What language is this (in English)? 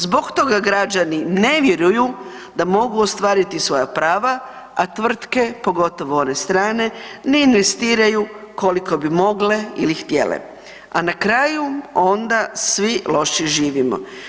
Croatian